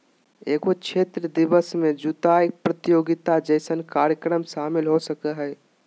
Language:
Magahi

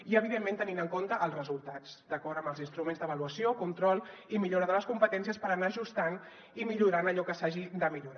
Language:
Catalan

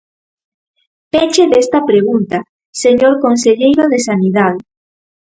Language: Galician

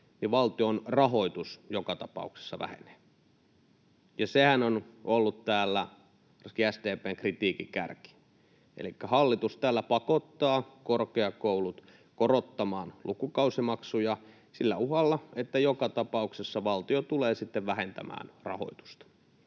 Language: Finnish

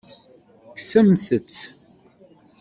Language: Kabyle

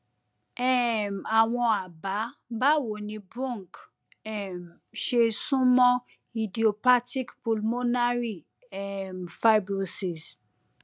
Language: Yoruba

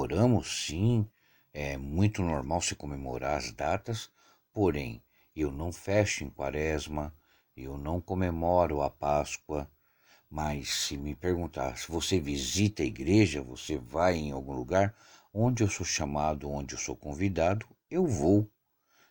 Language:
Portuguese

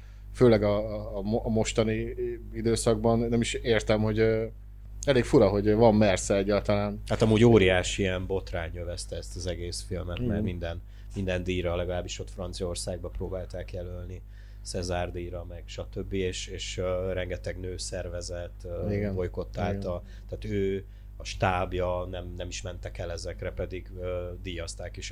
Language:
Hungarian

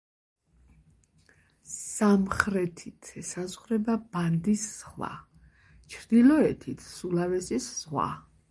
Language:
Georgian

